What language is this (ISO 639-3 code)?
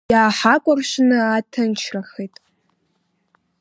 abk